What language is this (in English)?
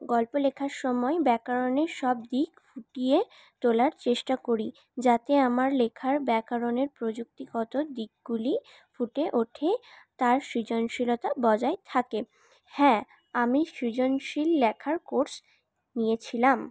Bangla